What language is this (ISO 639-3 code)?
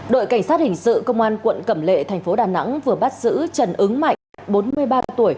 vie